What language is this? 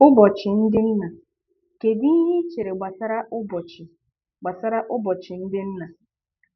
Igbo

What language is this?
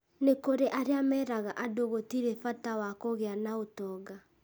Kikuyu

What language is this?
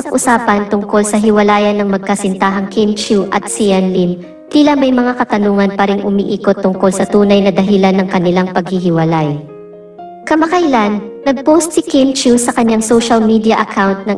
Filipino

